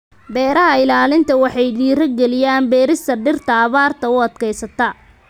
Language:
Somali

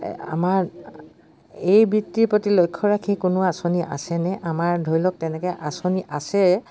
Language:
Assamese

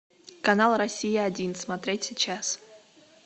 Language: Russian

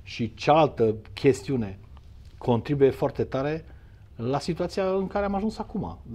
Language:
Romanian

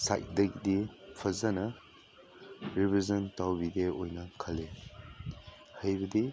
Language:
Manipuri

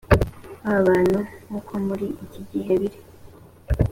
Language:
Kinyarwanda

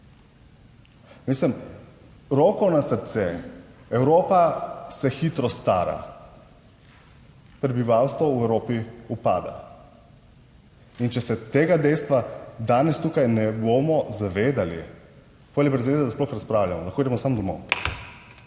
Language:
Slovenian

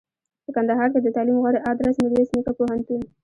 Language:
Pashto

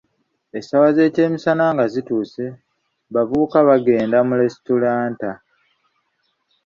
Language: Ganda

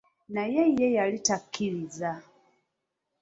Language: Ganda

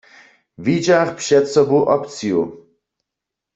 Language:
Upper Sorbian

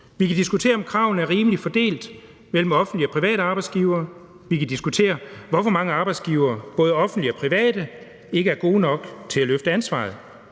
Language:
Danish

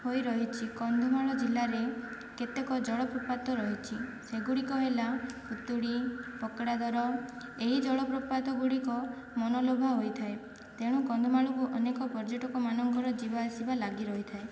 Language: Odia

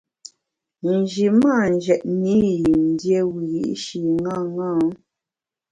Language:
Bamun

